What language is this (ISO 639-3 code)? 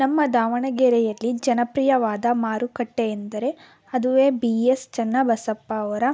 kan